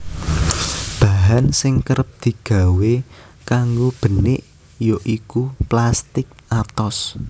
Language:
Javanese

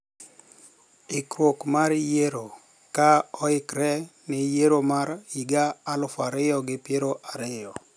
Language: Luo (Kenya and Tanzania)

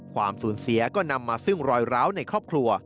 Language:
Thai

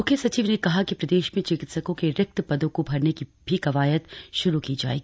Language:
Hindi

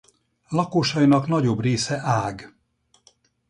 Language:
Hungarian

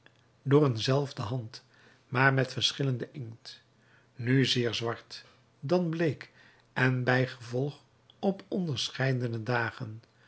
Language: Dutch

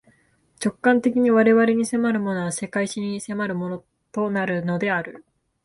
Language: Japanese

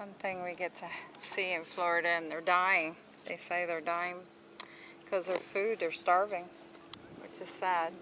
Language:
English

